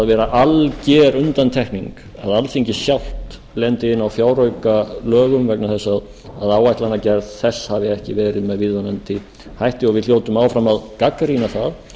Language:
Icelandic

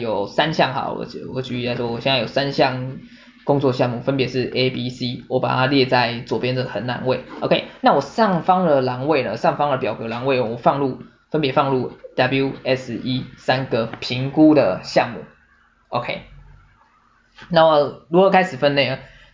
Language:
Chinese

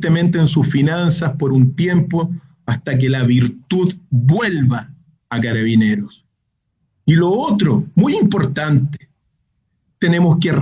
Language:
Spanish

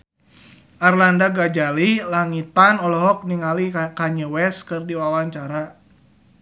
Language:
Sundanese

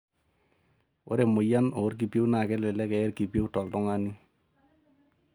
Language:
Masai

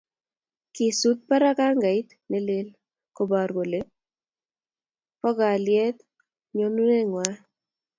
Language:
Kalenjin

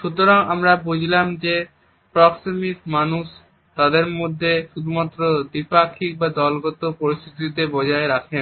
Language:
Bangla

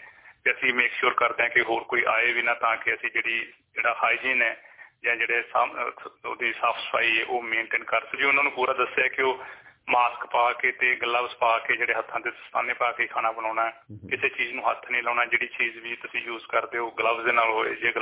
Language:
Punjabi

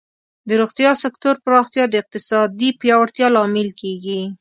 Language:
Pashto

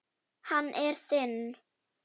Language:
Icelandic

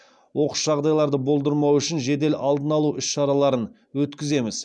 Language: Kazakh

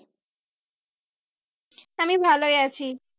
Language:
Bangla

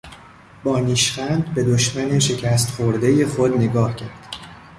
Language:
Persian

